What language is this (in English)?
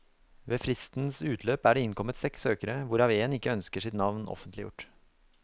Norwegian